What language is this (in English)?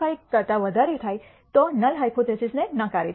Gujarati